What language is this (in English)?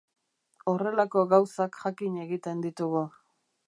Basque